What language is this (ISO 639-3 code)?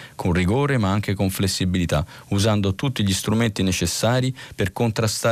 ita